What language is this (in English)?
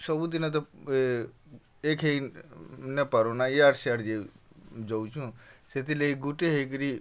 Odia